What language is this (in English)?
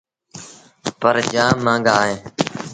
Sindhi Bhil